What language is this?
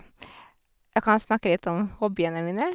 Norwegian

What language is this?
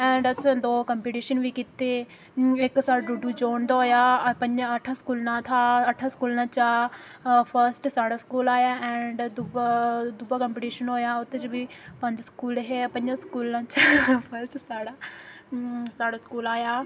Dogri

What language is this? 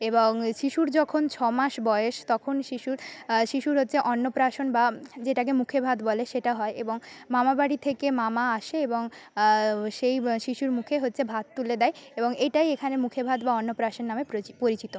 Bangla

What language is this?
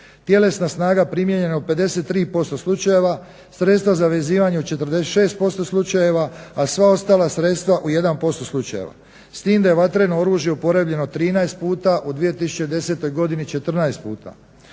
Croatian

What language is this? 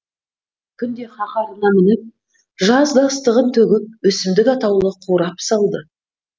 Kazakh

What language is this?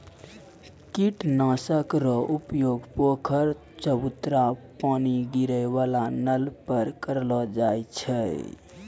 Maithili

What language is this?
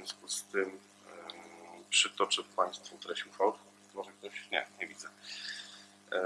Polish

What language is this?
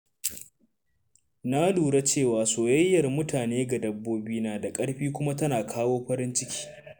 Hausa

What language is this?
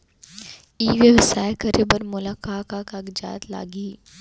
Chhattisgarhi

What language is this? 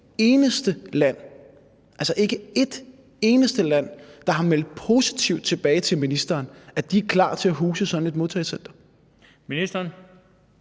Danish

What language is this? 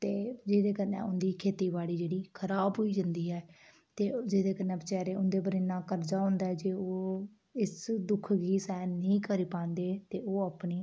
Dogri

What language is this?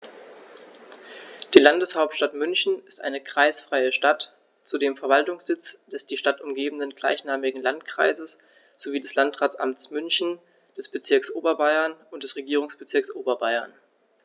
German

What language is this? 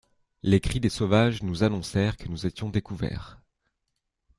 French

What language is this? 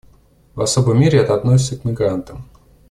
Russian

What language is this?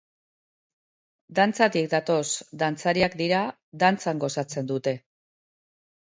Basque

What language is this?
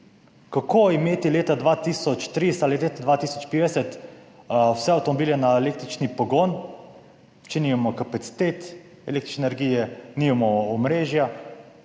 Slovenian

